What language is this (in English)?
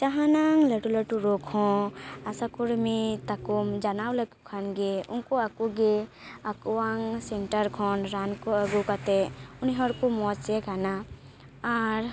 Santali